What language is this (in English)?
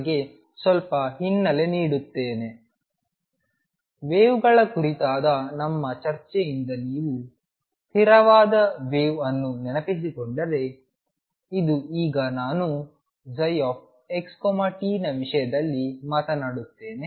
Kannada